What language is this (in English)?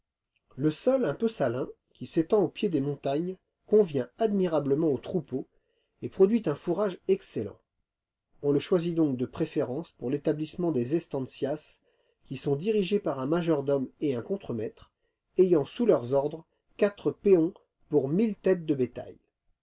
French